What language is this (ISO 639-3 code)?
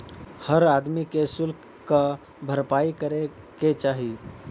bho